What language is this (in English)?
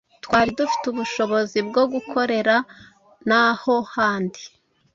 Kinyarwanda